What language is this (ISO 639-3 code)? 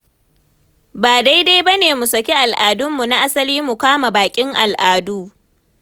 hau